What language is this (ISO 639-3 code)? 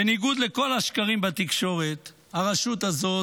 heb